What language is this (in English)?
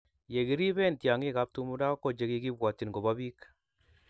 Kalenjin